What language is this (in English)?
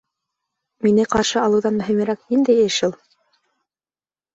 Bashkir